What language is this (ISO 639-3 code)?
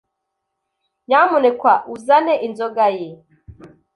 kin